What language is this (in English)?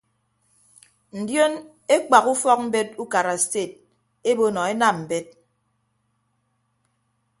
Ibibio